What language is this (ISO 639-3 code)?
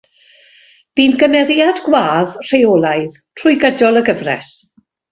cym